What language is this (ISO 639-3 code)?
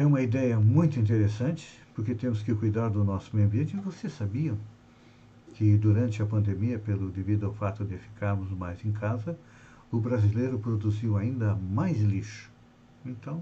por